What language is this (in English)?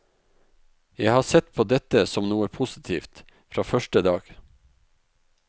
Norwegian